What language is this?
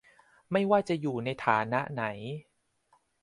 Thai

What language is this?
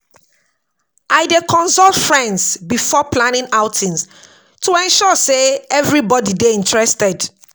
Nigerian Pidgin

